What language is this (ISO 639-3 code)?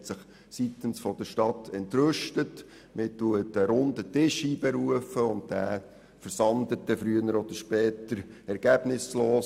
gsw